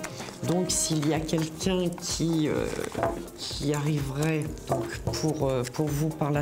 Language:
French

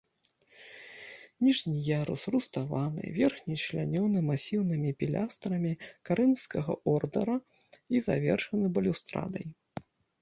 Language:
Belarusian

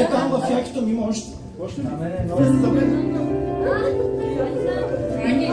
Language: Bulgarian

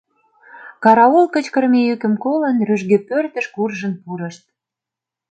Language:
Mari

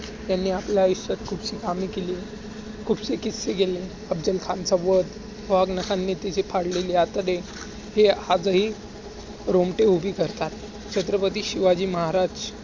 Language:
Marathi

